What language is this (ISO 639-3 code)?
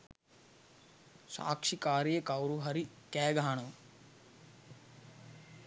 sin